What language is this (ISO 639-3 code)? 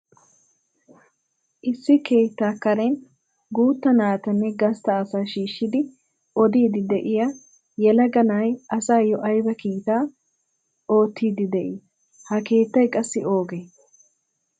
wal